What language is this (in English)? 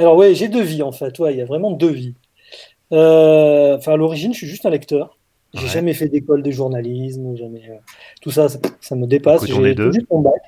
French